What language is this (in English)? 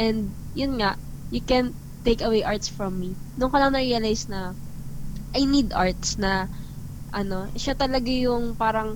Filipino